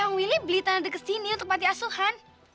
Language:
Indonesian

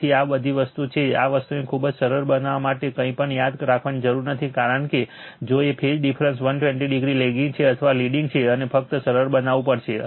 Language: Gujarati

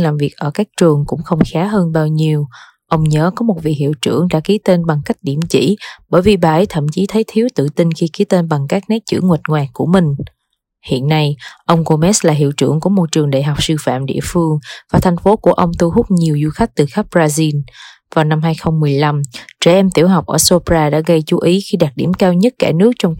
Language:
Vietnamese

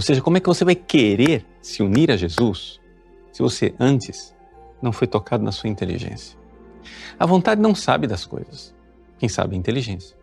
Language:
Portuguese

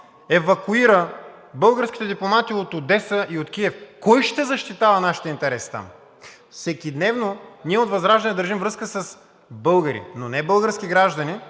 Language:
Bulgarian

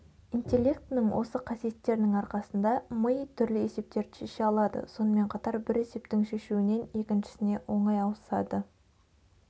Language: Kazakh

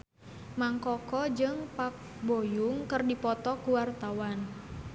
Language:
Sundanese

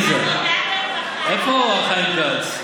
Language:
Hebrew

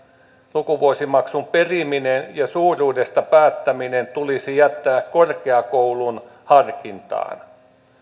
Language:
Finnish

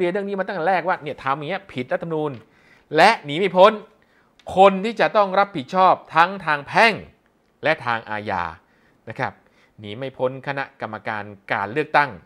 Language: Thai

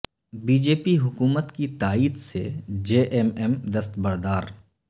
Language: Urdu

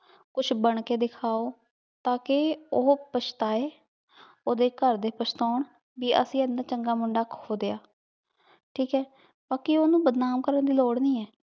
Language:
Punjabi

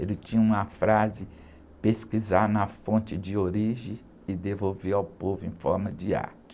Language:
Portuguese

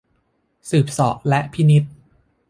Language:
Thai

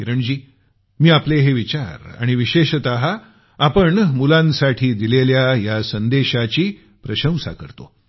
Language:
Marathi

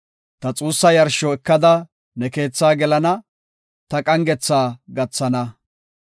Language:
Gofa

